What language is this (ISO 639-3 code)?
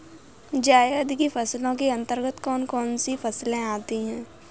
hin